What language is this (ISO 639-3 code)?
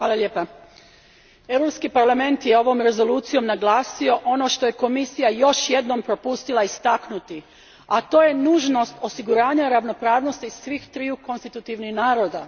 hrv